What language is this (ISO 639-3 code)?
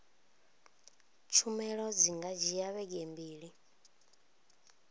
ven